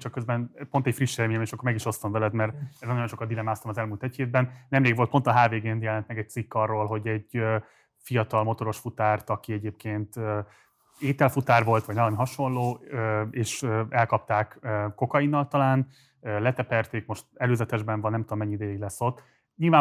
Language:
Hungarian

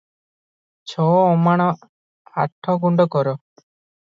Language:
Odia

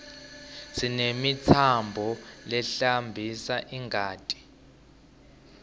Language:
Swati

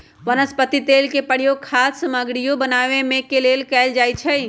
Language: Magahi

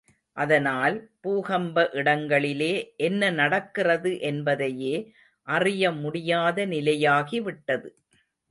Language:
Tamil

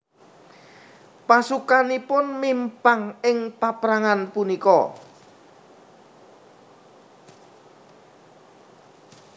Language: Javanese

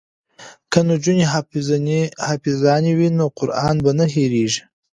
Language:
Pashto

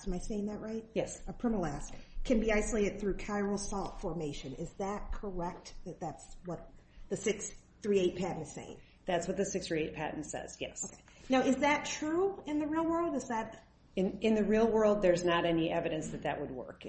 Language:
English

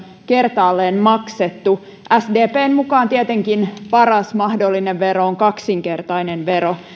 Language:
Finnish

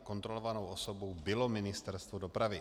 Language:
Czech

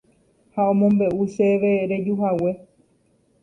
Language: Guarani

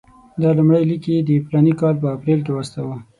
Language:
Pashto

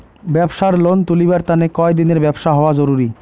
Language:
Bangla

